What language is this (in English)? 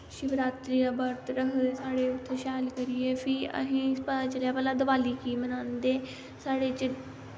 Dogri